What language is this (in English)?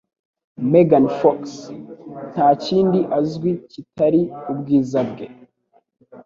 Kinyarwanda